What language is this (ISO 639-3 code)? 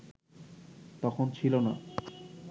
ben